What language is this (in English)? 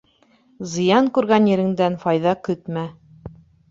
Bashkir